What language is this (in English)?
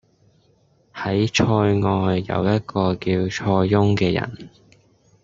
Cantonese